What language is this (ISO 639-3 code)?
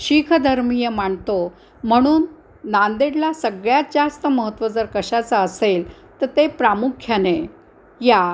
mar